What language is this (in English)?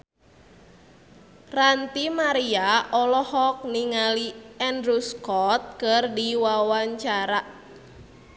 Sundanese